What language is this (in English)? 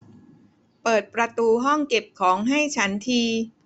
Thai